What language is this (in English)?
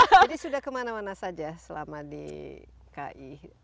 Indonesian